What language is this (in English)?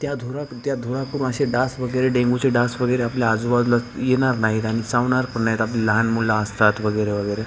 Marathi